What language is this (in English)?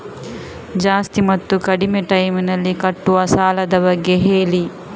Kannada